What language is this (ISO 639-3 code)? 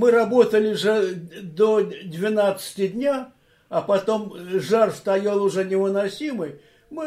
rus